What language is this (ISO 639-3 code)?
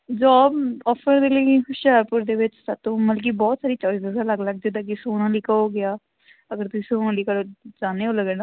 pan